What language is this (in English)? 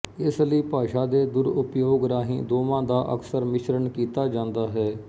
Punjabi